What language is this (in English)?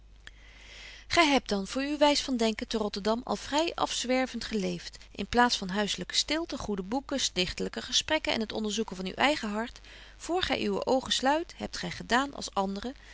Dutch